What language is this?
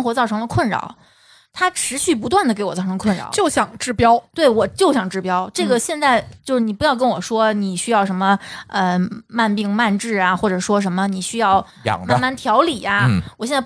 Chinese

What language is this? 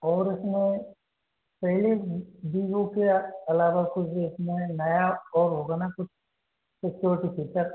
Hindi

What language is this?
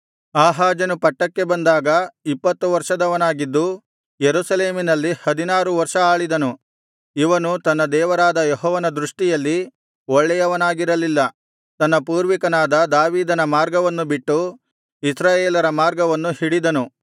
Kannada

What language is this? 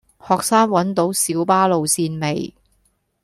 Cantonese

